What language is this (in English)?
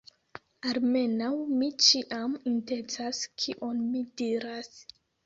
Esperanto